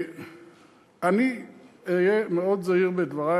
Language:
Hebrew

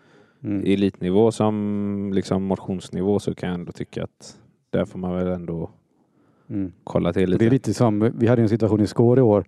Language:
Swedish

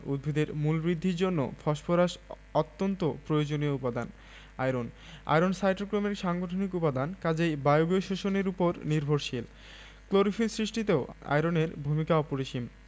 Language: Bangla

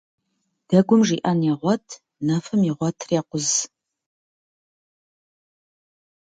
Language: Kabardian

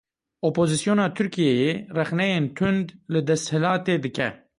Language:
Kurdish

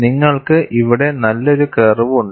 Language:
Malayalam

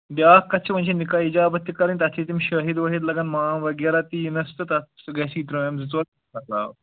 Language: Kashmiri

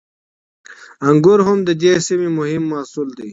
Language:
Pashto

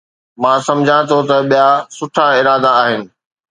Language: Sindhi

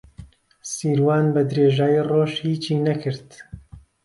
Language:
Central Kurdish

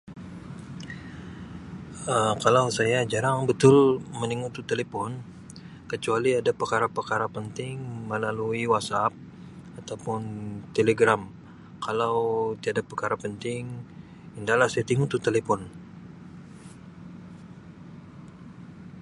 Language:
Sabah Malay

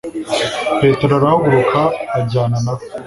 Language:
Kinyarwanda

